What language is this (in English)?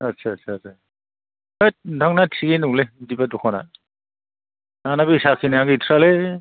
Bodo